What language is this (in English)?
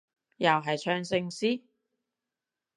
Cantonese